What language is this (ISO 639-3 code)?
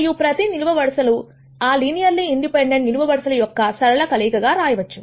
tel